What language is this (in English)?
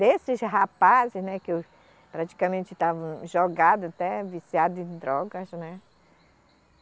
Portuguese